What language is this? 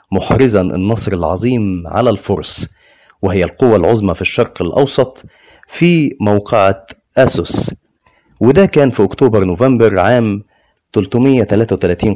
Arabic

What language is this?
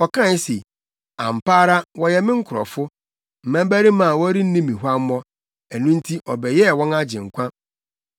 Akan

